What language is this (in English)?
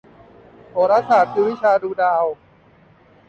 Thai